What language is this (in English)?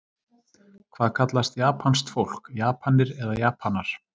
Icelandic